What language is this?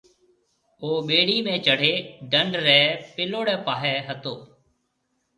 Marwari (Pakistan)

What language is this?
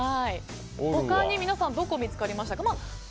Japanese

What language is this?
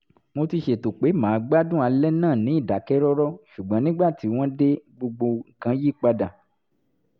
Yoruba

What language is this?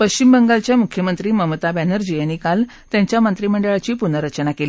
Marathi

